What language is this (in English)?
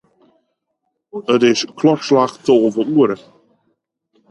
Western Frisian